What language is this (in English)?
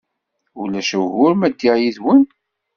Kabyle